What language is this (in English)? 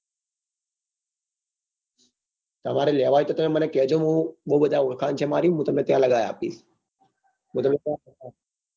Gujarati